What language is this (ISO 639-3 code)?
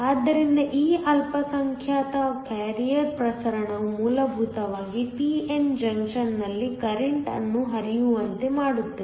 kan